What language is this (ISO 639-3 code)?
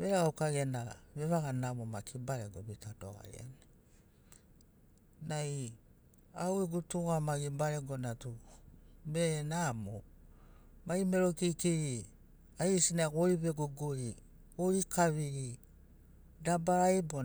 snc